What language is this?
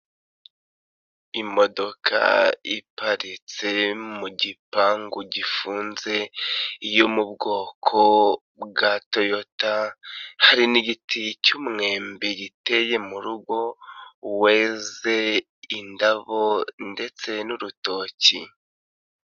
Kinyarwanda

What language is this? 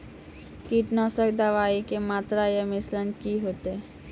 Maithili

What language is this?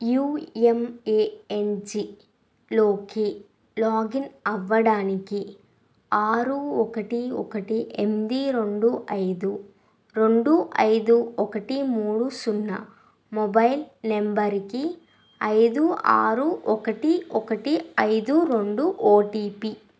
Telugu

